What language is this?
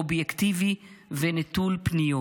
Hebrew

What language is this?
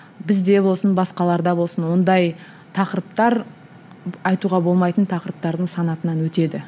Kazakh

